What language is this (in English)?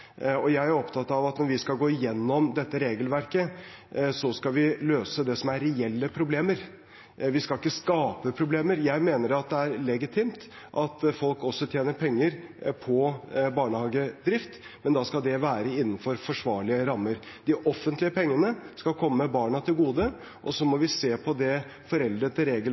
Norwegian Bokmål